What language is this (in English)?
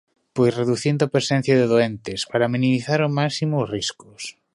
Galician